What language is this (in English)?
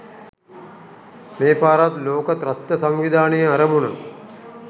Sinhala